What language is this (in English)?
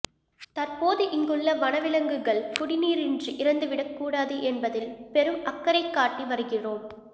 Tamil